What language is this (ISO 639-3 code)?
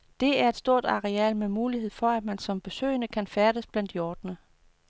dan